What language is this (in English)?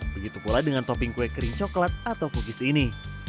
Indonesian